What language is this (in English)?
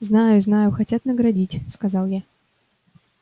Russian